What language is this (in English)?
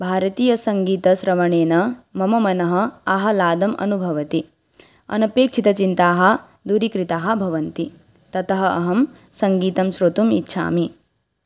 Sanskrit